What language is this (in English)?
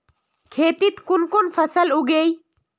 Magahi